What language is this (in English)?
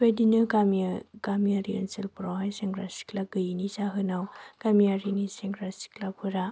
Bodo